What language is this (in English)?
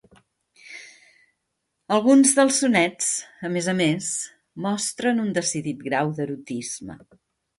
Catalan